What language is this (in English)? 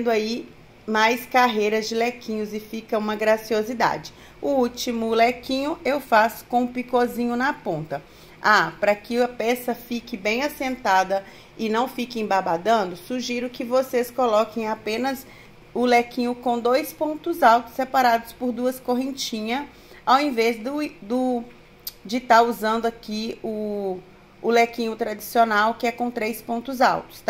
Portuguese